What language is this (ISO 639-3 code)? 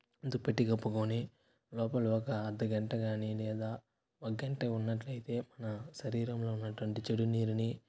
tel